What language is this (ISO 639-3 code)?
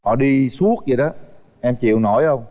vie